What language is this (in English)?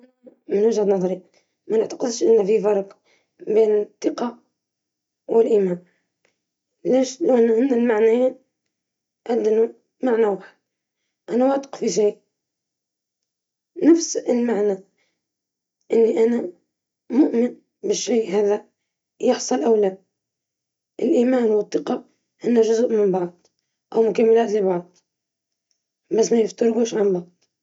Libyan Arabic